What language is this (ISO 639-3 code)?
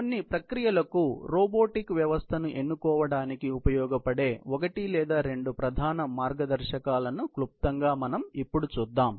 tel